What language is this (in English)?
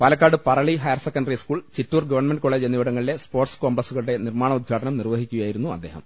Malayalam